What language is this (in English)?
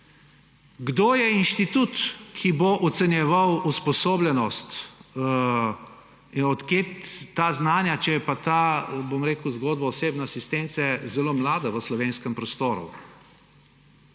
Slovenian